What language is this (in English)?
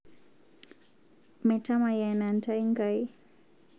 Masai